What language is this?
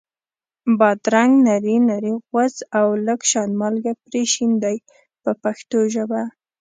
Pashto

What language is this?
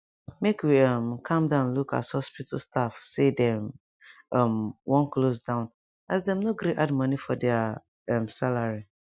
Nigerian Pidgin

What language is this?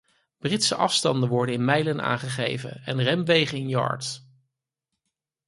Dutch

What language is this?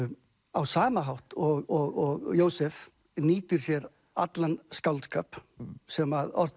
Icelandic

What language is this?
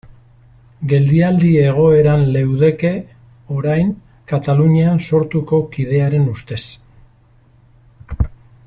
Basque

